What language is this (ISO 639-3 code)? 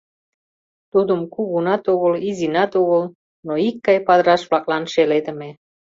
chm